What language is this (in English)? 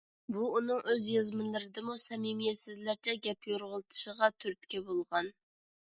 Uyghur